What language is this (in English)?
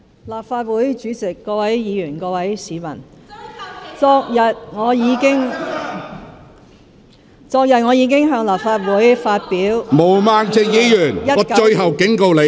Cantonese